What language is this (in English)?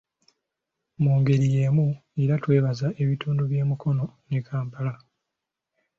Ganda